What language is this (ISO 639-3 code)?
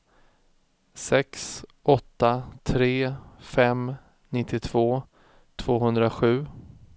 swe